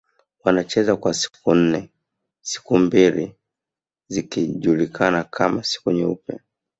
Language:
Swahili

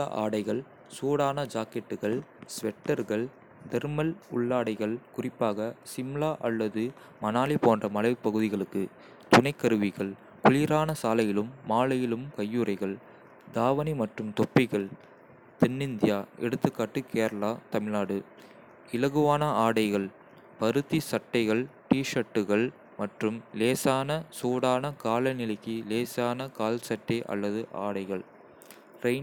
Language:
Kota (India)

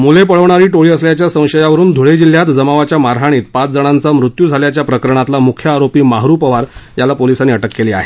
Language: Marathi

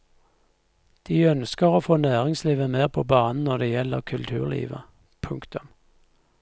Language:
Norwegian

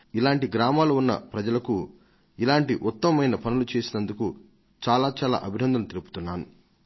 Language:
Telugu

